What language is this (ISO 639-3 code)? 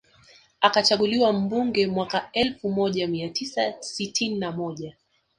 swa